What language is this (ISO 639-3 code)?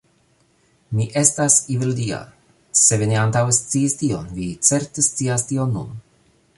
epo